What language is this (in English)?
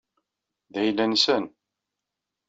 Kabyle